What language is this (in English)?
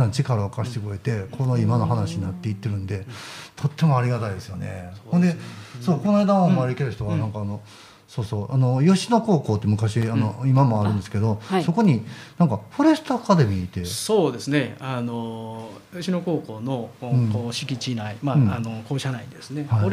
Japanese